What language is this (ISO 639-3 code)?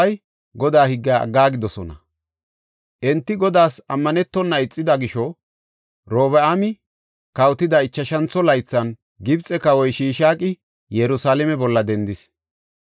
gof